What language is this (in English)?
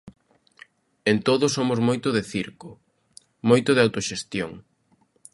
Galician